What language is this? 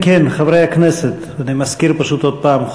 Hebrew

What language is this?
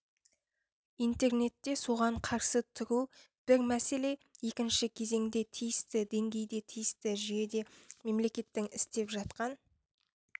Kazakh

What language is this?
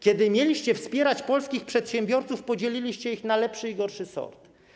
Polish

